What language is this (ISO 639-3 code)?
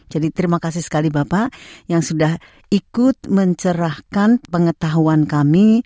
ind